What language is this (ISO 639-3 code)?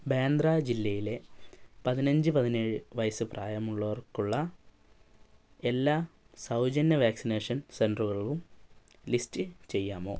mal